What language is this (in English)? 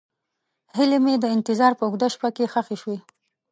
Pashto